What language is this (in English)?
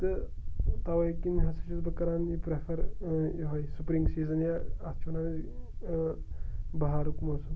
Kashmiri